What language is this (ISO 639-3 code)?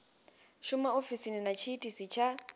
ven